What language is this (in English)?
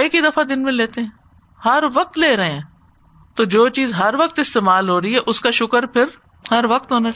Urdu